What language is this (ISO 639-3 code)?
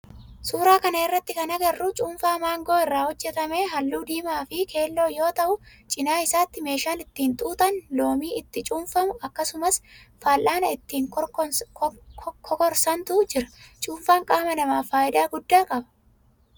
orm